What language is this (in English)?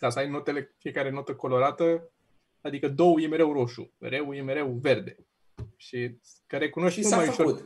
Romanian